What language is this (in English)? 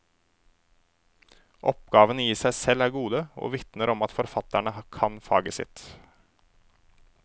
Norwegian